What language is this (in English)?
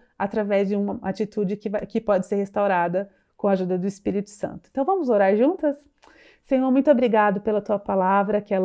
Portuguese